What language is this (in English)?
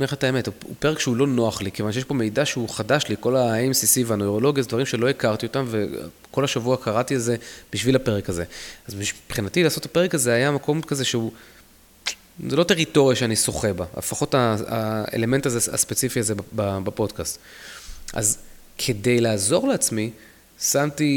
Hebrew